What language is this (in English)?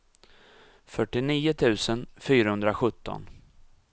Swedish